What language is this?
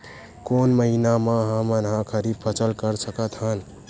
Chhattisgarhi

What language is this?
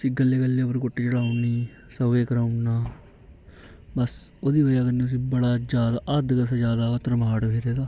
Dogri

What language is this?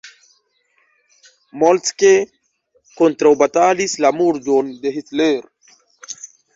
Esperanto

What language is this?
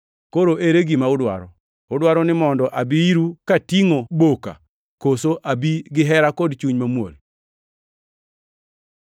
Luo (Kenya and Tanzania)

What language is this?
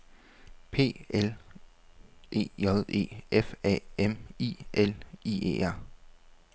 Danish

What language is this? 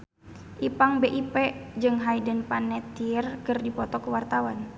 Sundanese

